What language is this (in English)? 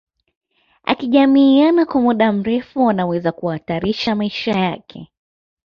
Swahili